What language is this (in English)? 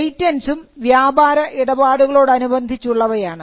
Malayalam